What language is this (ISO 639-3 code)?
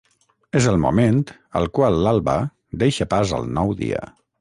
cat